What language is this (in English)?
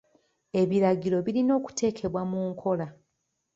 Ganda